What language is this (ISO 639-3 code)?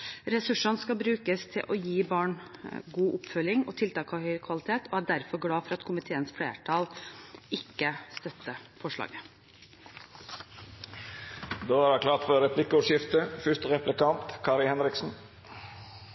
nor